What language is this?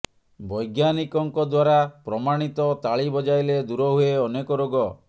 Odia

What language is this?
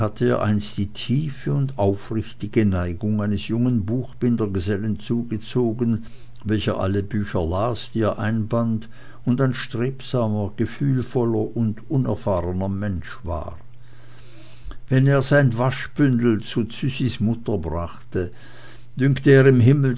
German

